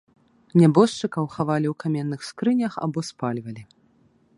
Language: Belarusian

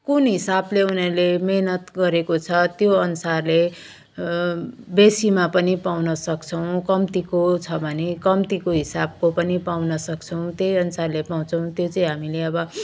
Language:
Nepali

